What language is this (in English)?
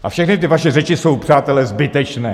Czech